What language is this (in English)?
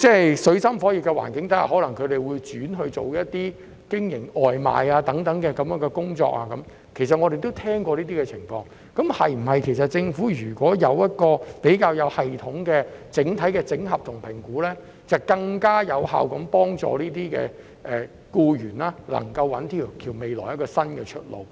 Cantonese